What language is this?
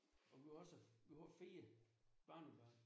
Danish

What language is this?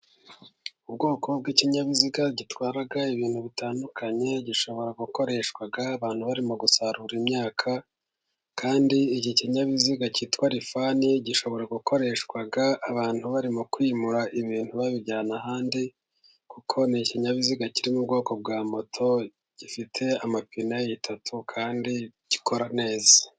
Kinyarwanda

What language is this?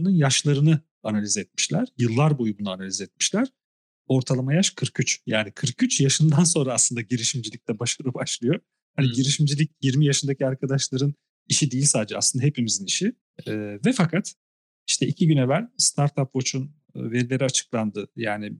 Turkish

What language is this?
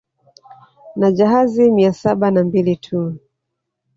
Swahili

